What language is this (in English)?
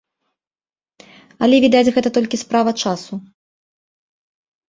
Belarusian